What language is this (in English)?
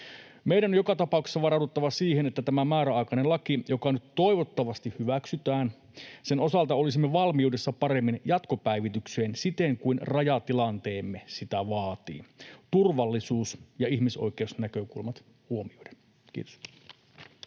Finnish